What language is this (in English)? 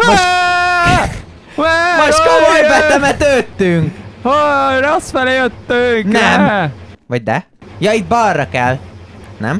Hungarian